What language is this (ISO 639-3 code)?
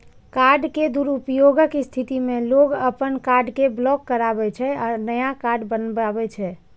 mai